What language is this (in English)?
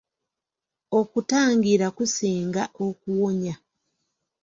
Ganda